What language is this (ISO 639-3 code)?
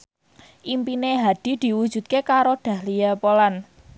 jav